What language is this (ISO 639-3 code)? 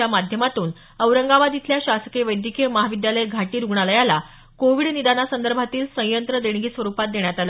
mar